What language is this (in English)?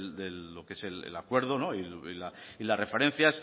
Spanish